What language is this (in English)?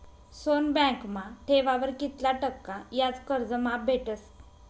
Marathi